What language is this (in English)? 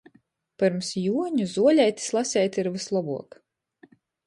Latgalian